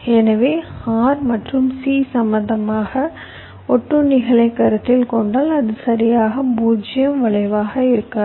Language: Tamil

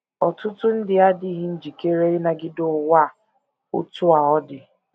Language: Igbo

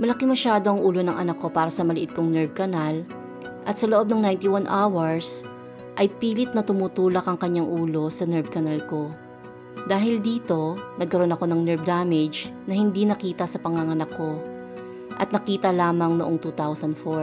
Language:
Filipino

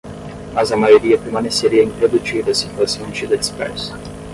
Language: Portuguese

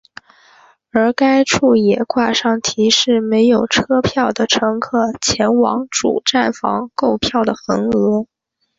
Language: Chinese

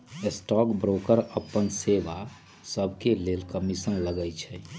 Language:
Magahi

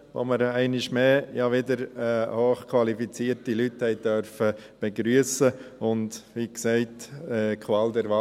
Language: Swiss German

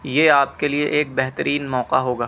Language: Urdu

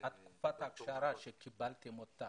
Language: Hebrew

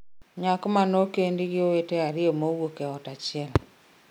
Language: Luo (Kenya and Tanzania)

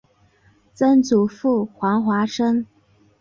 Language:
Chinese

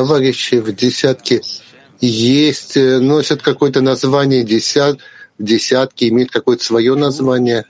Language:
Russian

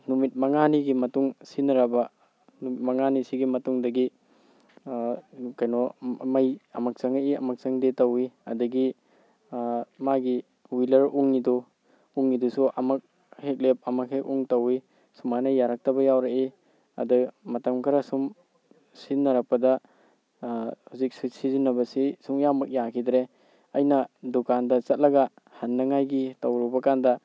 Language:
Manipuri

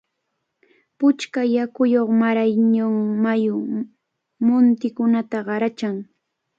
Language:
Cajatambo North Lima Quechua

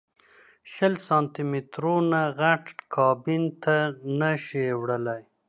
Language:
Pashto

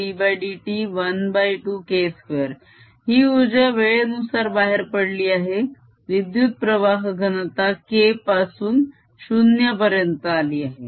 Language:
Marathi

